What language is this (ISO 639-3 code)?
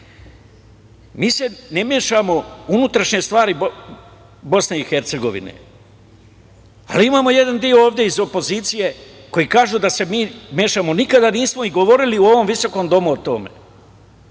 srp